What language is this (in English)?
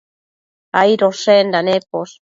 Matsés